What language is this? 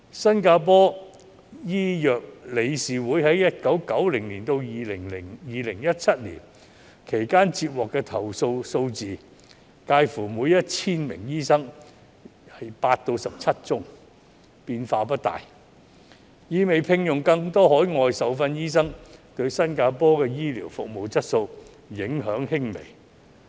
Cantonese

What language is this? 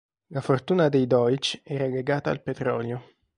Italian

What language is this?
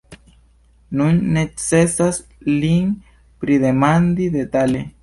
Esperanto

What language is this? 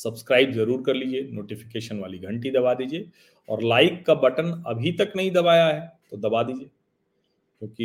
Hindi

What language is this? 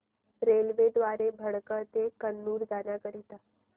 Marathi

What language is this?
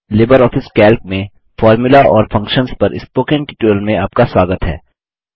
Hindi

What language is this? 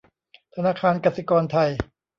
Thai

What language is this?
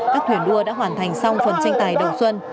Vietnamese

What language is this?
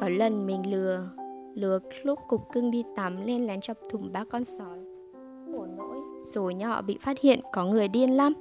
Vietnamese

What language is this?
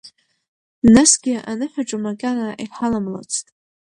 Abkhazian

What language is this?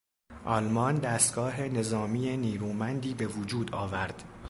Persian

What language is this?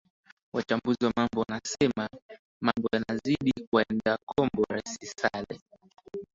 Swahili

